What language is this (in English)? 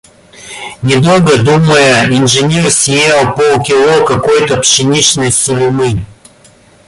Russian